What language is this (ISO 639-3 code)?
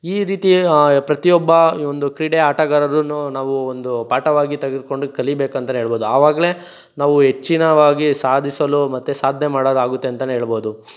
kan